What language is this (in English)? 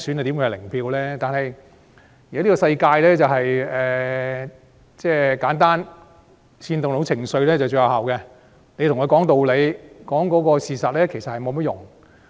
Cantonese